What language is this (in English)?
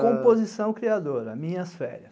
Portuguese